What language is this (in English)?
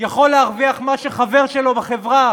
Hebrew